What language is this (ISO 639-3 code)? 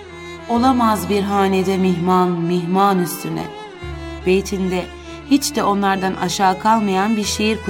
tur